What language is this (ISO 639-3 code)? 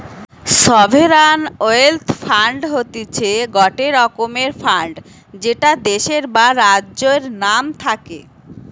ben